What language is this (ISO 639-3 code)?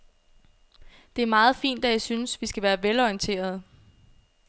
dan